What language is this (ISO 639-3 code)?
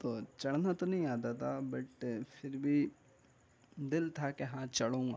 urd